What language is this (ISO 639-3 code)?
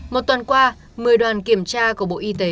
vie